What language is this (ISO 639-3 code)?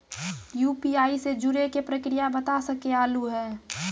mai